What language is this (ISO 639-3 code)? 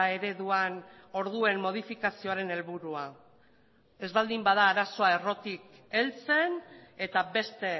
eus